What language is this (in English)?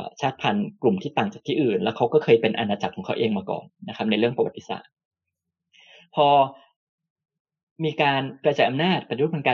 Thai